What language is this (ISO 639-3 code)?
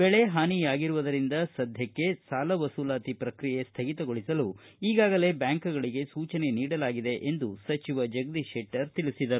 kan